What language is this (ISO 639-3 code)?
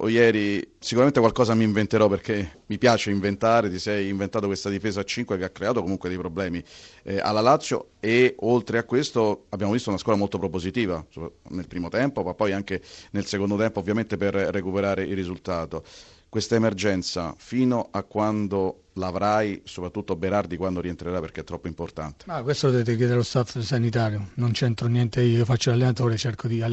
ita